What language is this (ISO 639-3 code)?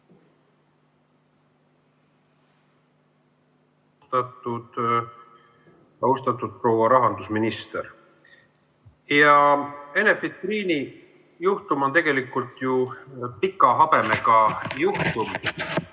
est